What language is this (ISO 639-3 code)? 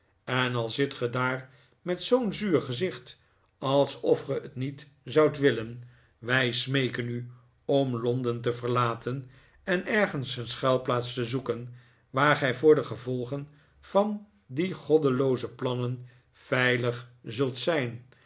nld